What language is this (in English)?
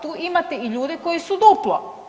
Croatian